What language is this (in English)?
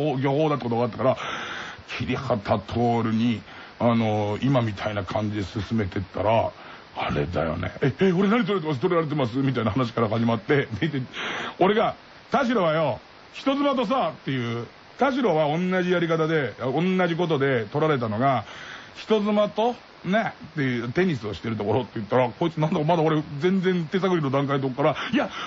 Japanese